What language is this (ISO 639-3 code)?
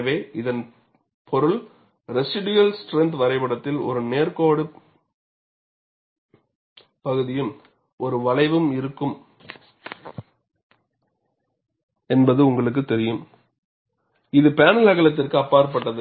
tam